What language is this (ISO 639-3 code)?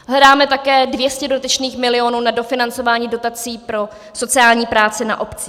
ces